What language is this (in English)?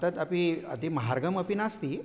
Sanskrit